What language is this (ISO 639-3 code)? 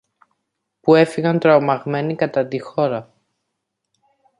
ell